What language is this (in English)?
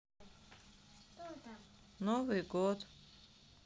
Russian